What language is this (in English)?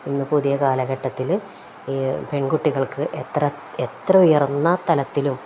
Malayalam